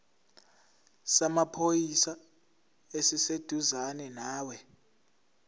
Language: Zulu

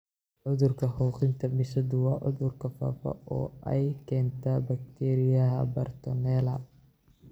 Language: Somali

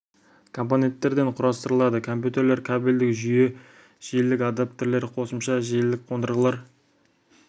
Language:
Kazakh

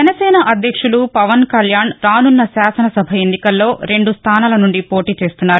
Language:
Telugu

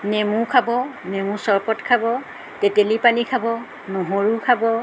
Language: Assamese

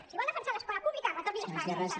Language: Catalan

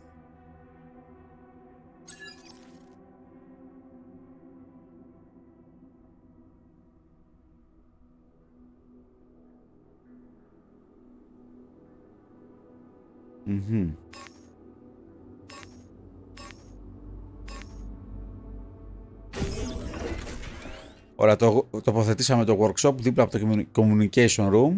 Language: Greek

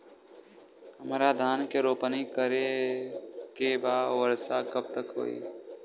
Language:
Bhojpuri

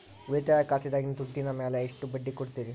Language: Kannada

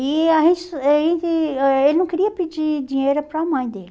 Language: Portuguese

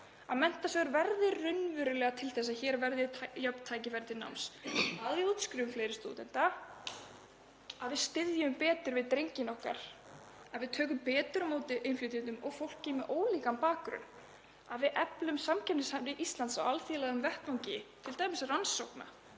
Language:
Icelandic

